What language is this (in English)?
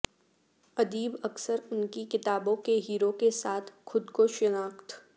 Urdu